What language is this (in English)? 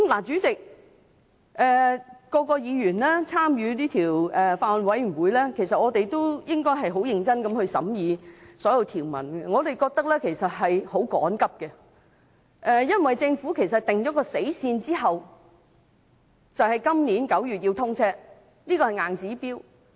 Cantonese